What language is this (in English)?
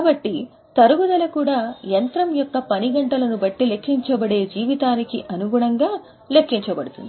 Telugu